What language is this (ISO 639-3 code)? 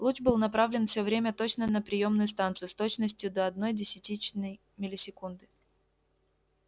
rus